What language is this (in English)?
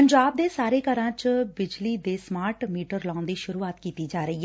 Punjabi